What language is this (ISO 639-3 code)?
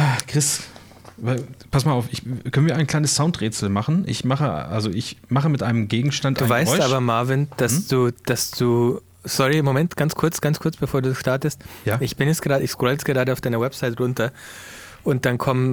deu